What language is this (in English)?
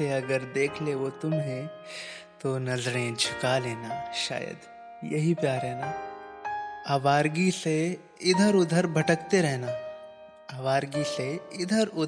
Hindi